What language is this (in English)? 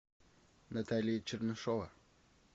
Russian